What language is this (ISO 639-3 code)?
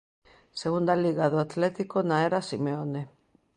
glg